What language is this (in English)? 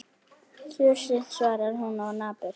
Icelandic